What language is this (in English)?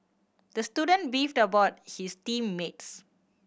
English